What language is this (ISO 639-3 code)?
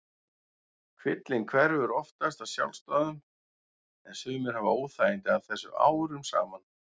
isl